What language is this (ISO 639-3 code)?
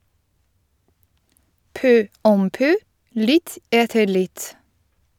nor